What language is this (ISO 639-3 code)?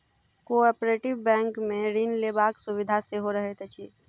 mai